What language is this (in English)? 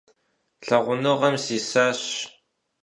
Kabardian